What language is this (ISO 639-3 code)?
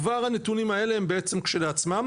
heb